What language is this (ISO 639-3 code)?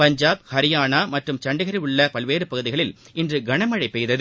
tam